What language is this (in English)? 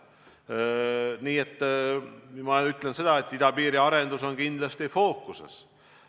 Estonian